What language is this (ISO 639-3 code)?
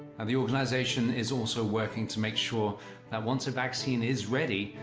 eng